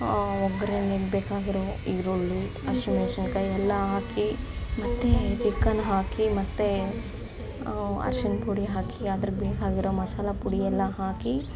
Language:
Kannada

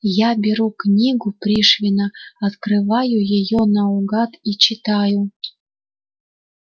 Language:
Russian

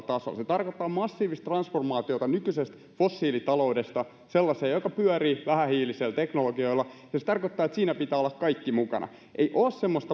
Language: Finnish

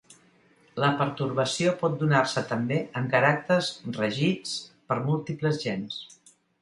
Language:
Catalan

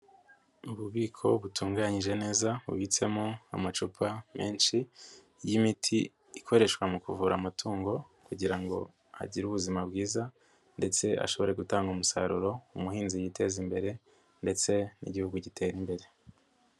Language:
Kinyarwanda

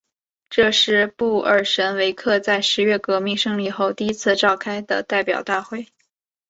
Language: Chinese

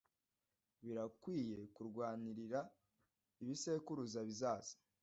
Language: Kinyarwanda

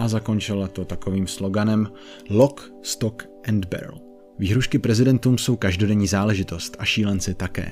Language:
Czech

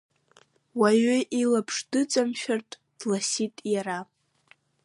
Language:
Abkhazian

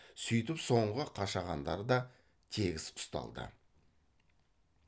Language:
Kazakh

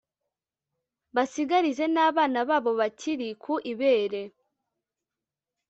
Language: Kinyarwanda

